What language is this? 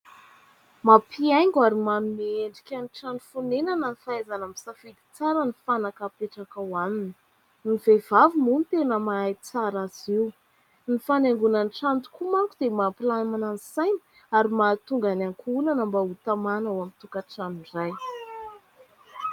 Malagasy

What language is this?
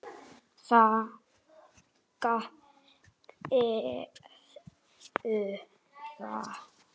Icelandic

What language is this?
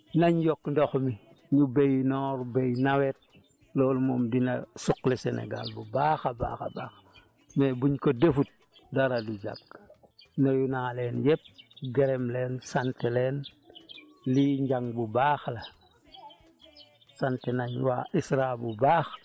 Wolof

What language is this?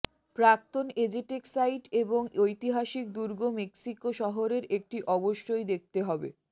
Bangla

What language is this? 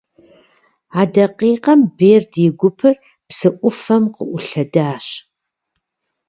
Kabardian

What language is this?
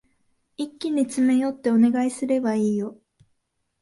Japanese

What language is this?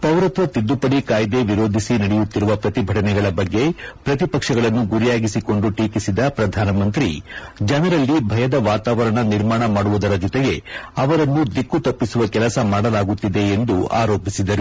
Kannada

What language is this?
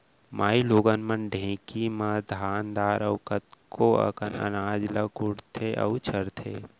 Chhattisgarhi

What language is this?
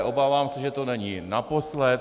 Czech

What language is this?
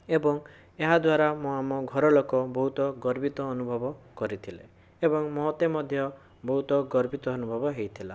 Odia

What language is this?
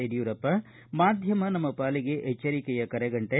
Kannada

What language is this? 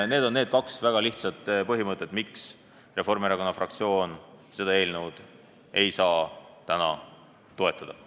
Estonian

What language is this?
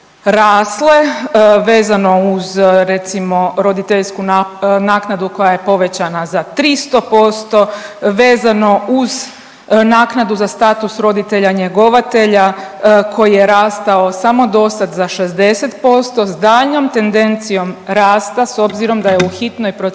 Croatian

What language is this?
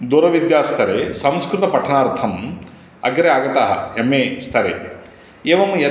Sanskrit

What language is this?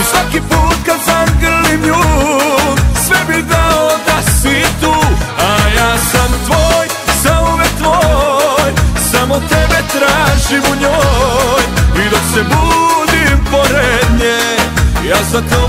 Romanian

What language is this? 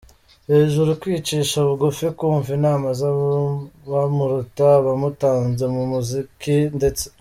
Kinyarwanda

